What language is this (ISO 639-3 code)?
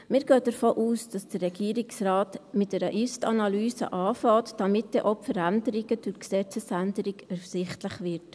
gsw